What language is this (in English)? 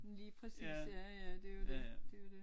Danish